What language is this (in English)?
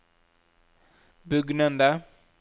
Norwegian